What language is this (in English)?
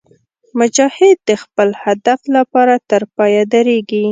Pashto